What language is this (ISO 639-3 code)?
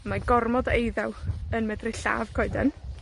cym